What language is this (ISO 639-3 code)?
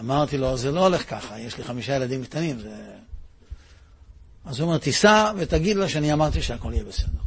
heb